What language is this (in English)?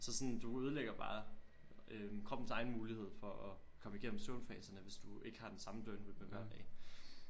Danish